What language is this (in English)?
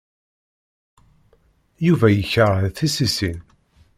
Kabyle